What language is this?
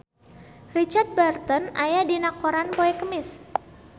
Sundanese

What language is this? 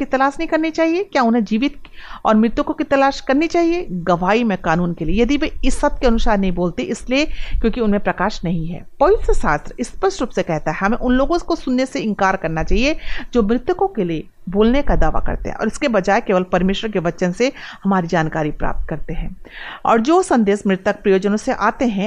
Hindi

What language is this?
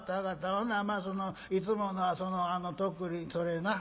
Japanese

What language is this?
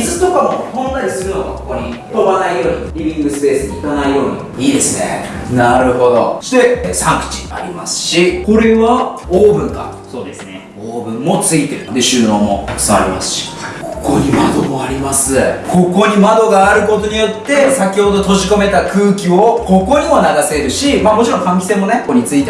Japanese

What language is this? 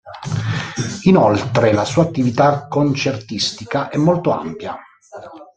Italian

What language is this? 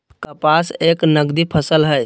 Magahi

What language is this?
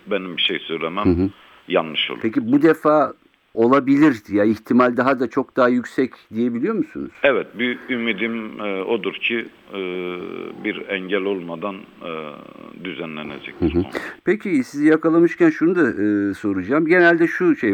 Turkish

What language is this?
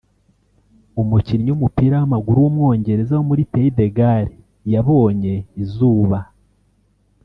Kinyarwanda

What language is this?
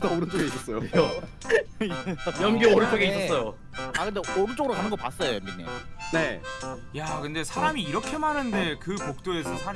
Korean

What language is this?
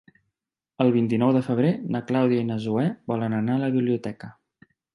Catalan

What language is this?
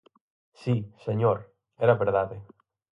Galician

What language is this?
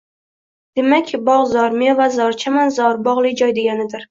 Uzbek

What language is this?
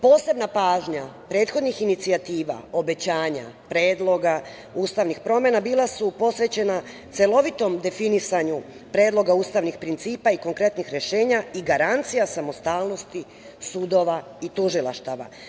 Serbian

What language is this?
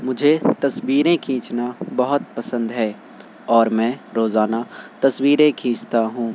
Urdu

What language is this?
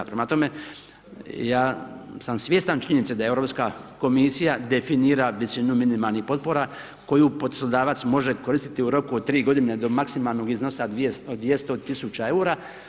Croatian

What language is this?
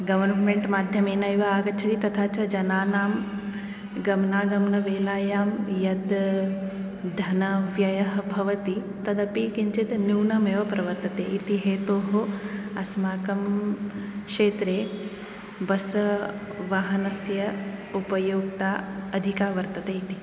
Sanskrit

